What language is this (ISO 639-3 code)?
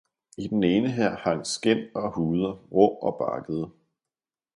dan